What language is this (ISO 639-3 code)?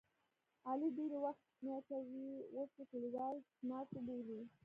pus